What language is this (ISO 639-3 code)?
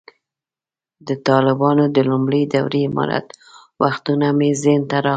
pus